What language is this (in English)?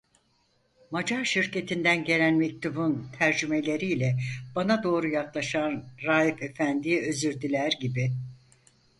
Turkish